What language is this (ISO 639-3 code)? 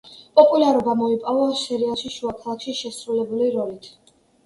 kat